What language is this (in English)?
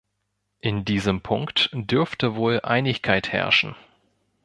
German